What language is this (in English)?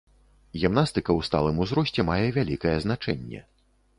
Belarusian